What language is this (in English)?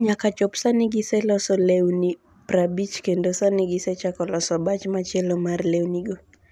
Luo (Kenya and Tanzania)